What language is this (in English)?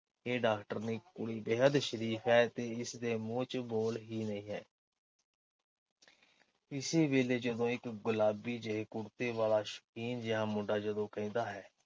Punjabi